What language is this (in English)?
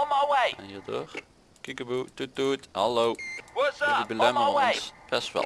Dutch